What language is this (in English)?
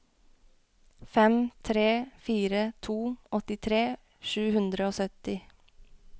Norwegian